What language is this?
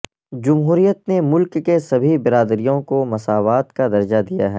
Urdu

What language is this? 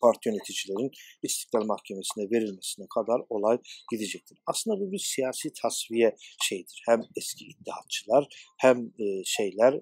Turkish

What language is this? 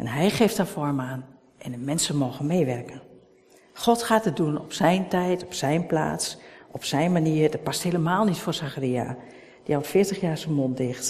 Dutch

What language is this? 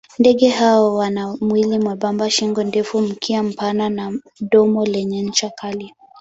Swahili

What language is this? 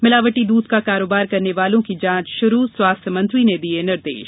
Hindi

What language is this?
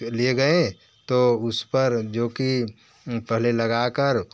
Hindi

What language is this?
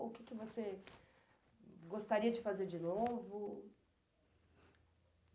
Portuguese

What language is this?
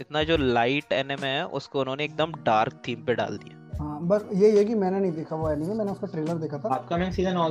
Hindi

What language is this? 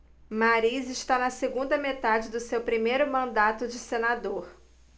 Portuguese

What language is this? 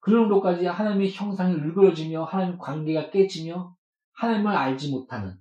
Korean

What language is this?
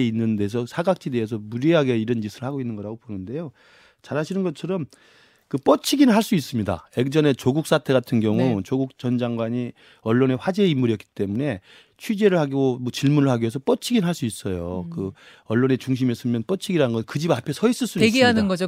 Korean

